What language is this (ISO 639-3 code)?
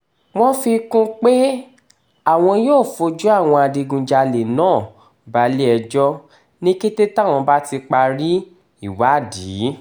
yor